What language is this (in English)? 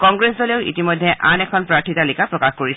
Assamese